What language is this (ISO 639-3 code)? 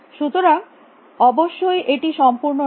ben